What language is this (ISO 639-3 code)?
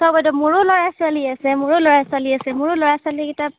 asm